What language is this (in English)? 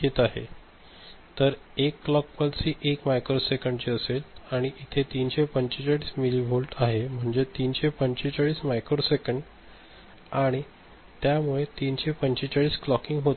Marathi